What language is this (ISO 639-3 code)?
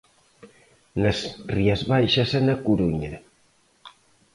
glg